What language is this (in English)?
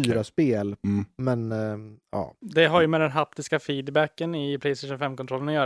Swedish